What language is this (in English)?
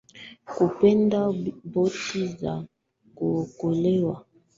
Swahili